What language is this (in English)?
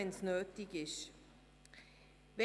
Swiss German